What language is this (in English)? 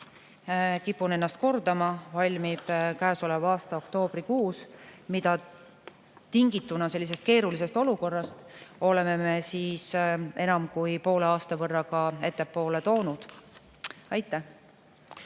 Estonian